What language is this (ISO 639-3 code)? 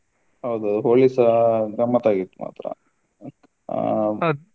kan